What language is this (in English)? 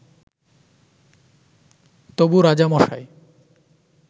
Bangla